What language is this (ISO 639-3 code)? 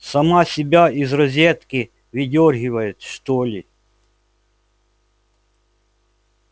rus